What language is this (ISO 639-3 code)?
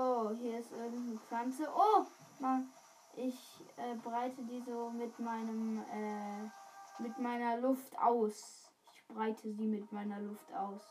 deu